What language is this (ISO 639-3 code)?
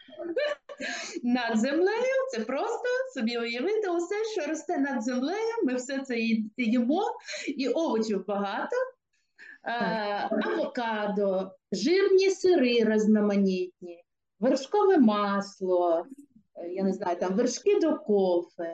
ukr